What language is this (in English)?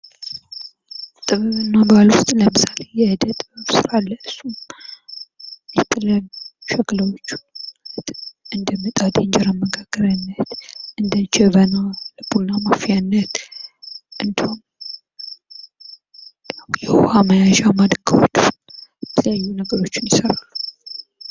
Amharic